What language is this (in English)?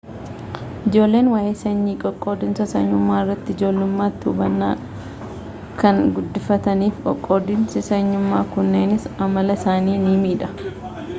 Oromo